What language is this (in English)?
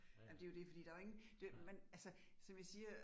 Danish